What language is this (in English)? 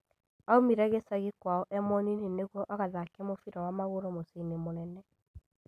Kikuyu